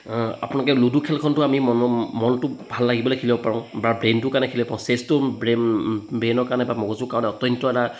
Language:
Assamese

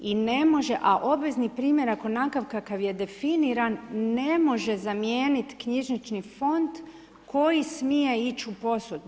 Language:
Croatian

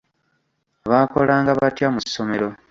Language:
Ganda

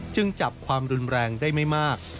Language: Thai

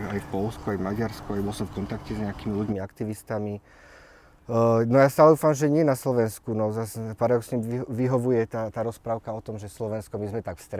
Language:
Slovak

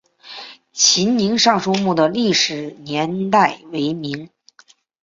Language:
Chinese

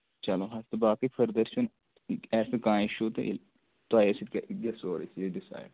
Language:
Kashmiri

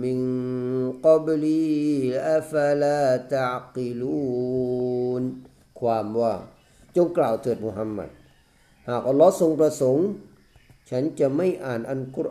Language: Thai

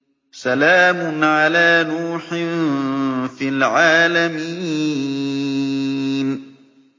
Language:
Arabic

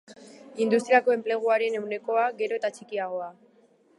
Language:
Basque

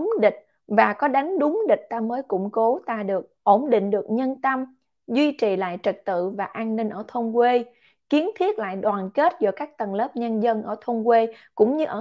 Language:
Vietnamese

